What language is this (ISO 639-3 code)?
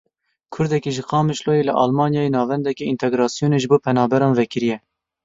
kur